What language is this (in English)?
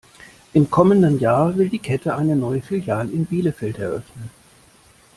German